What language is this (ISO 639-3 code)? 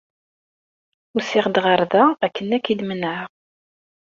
kab